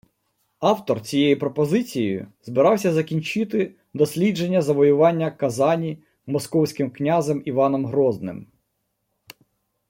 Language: Ukrainian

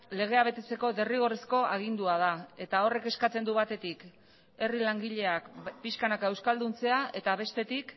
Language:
Basque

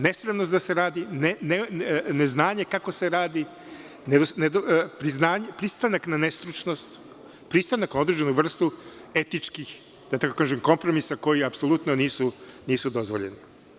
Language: Serbian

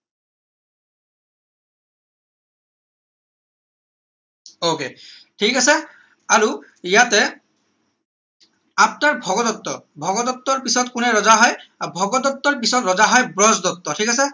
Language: Assamese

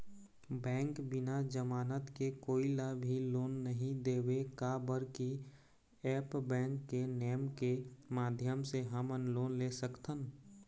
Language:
Chhattisgarhi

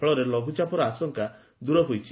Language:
Odia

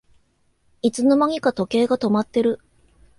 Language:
Japanese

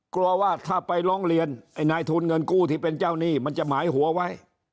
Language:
Thai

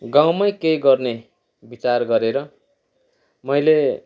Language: Nepali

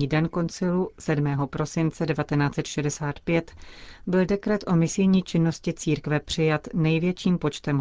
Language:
Czech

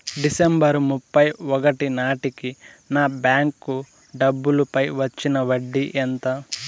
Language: Telugu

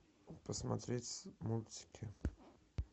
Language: Russian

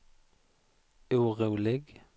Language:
Swedish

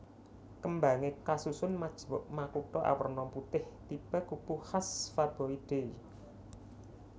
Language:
Javanese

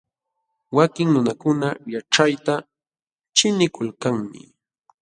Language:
Jauja Wanca Quechua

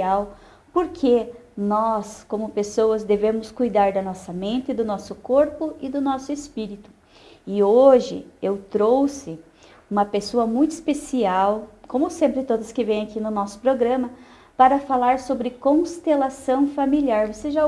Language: Portuguese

